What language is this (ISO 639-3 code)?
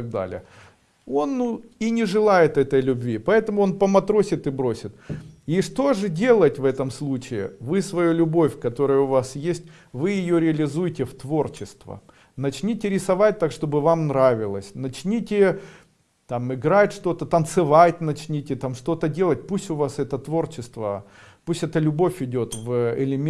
rus